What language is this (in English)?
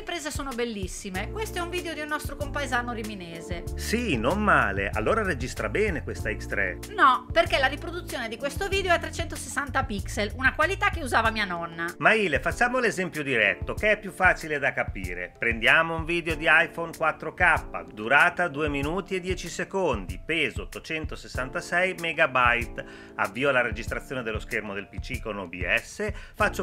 Italian